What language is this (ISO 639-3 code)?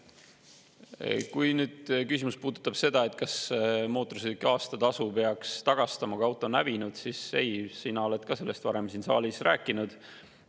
est